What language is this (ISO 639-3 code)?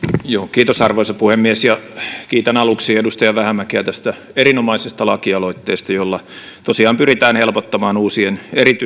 fin